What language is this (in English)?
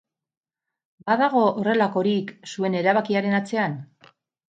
Basque